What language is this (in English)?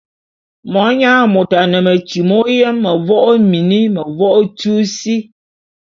Bulu